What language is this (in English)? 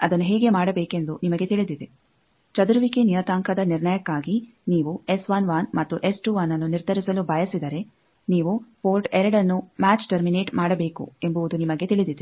Kannada